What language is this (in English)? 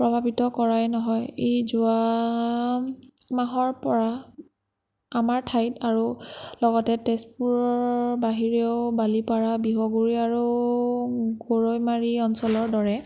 Assamese